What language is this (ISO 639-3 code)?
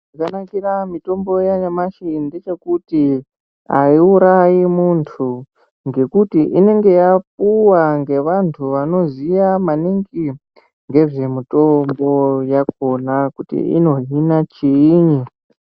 ndc